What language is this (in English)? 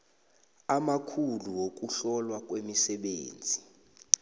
South Ndebele